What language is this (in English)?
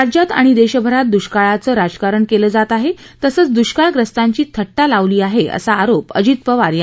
Marathi